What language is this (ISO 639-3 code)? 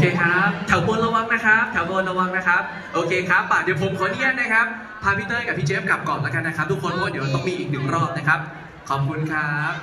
tha